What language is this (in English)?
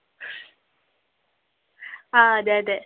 Malayalam